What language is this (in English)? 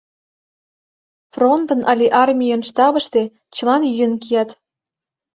Mari